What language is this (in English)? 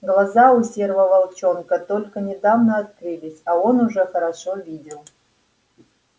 Russian